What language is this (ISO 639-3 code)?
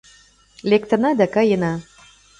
chm